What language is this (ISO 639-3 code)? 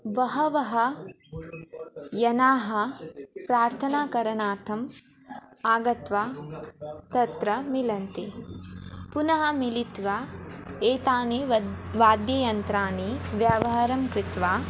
san